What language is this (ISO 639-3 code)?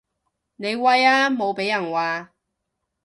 yue